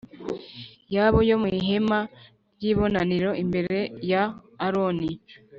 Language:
Kinyarwanda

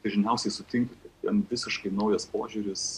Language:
Lithuanian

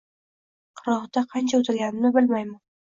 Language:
Uzbek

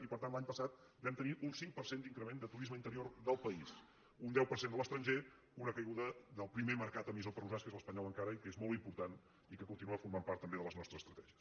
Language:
Catalan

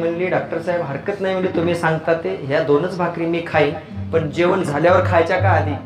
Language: Marathi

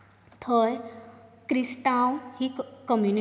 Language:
Konkani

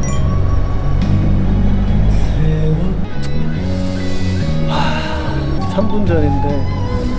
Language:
Korean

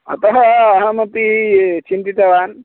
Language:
Sanskrit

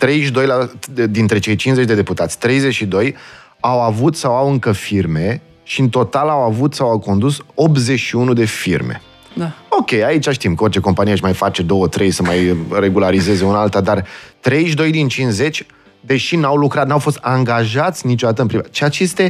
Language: Romanian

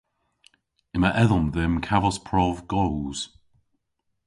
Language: Cornish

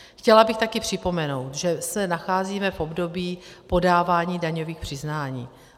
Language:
Czech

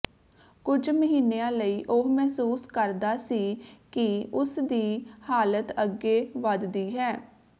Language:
Punjabi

